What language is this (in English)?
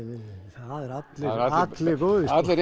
Icelandic